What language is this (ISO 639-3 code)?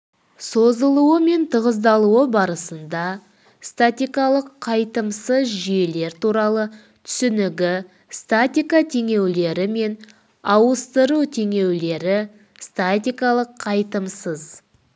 kaz